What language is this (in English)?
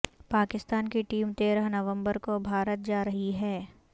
Urdu